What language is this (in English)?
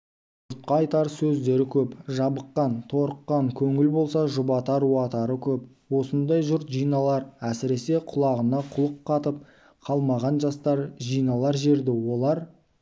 Kazakh